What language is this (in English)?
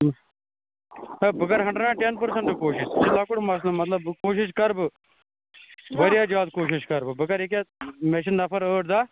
Kashmiri